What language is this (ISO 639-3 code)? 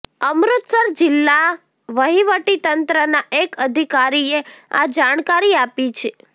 guj